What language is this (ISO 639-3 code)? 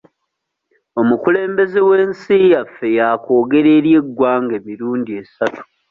lug